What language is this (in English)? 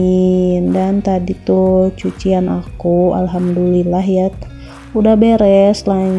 Indonesian